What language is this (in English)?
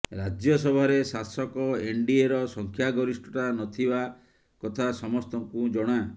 Odia